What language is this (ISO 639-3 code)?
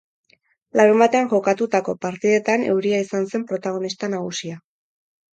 eus